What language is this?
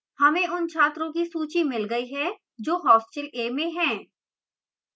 Hindi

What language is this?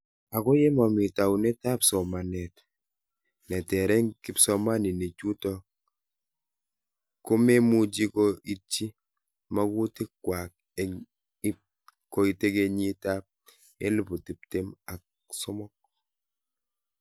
Kalenjin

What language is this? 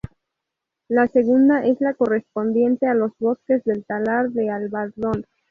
Spanish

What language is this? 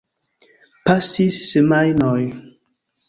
Esperanto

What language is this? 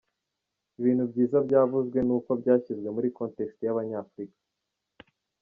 Kinyarwanda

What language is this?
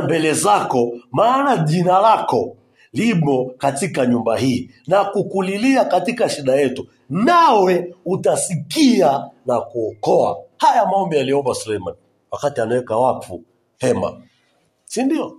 Swahili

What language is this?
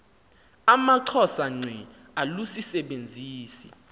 Xhosa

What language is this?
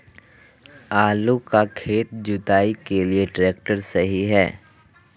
Magahi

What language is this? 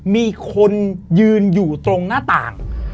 Thai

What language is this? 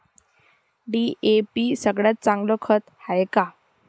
Marathi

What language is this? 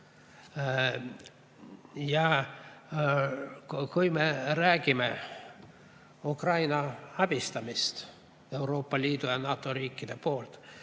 Estonian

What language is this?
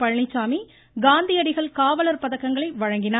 Tamil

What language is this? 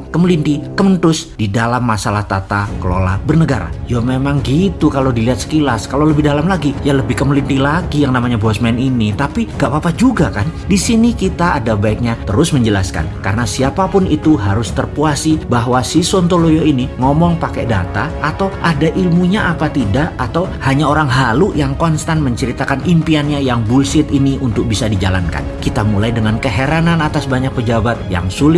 Indonesian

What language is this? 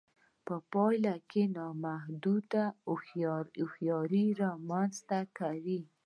Pashto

